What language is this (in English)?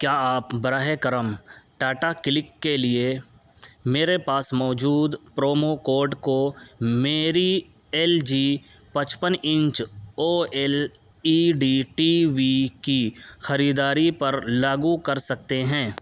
Urdu